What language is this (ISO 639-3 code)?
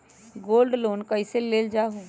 mag